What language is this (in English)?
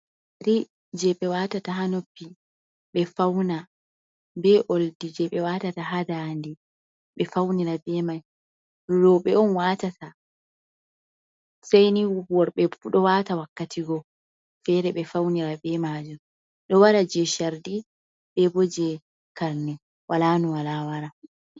Fula